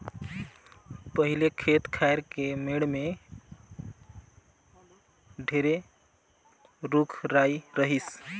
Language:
Chhattisgarhi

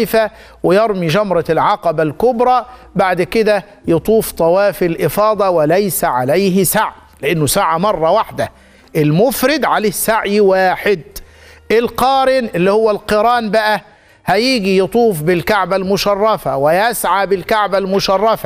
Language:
Arabic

